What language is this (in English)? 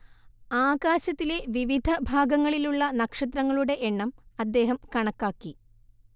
Malayalam